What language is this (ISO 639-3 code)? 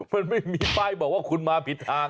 tha